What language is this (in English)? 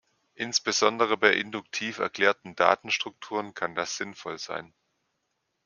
German